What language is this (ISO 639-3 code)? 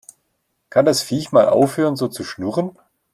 deu